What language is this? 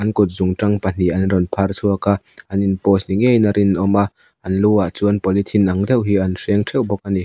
Mizo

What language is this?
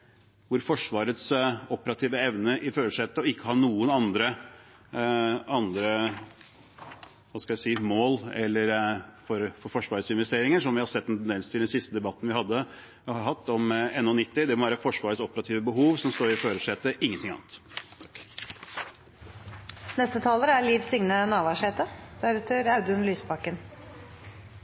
Norwegian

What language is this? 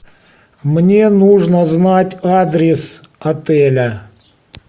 Russian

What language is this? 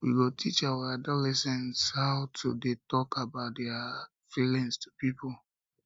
Nigerian Pidgin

